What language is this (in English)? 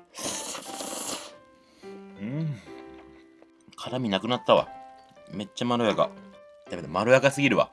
Japanese